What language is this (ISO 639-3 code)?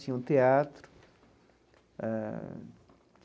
por